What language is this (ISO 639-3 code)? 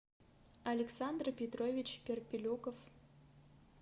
rus